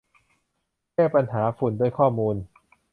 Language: Thai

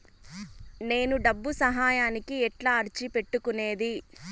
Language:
Telugu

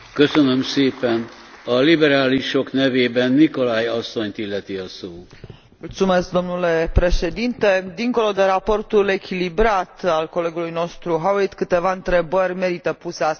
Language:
Romanian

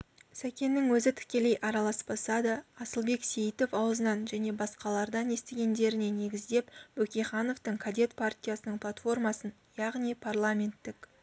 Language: Kazakh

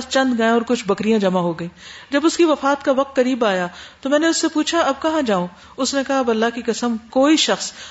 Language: Urdu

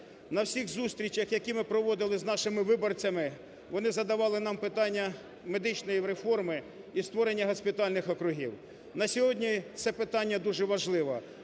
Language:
Ukrainian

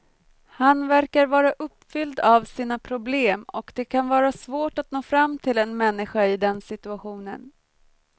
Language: Swedish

